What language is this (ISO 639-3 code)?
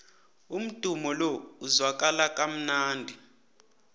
nbl